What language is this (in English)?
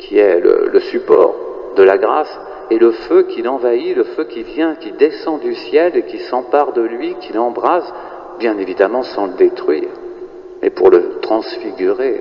French